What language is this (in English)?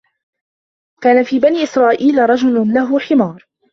Arabic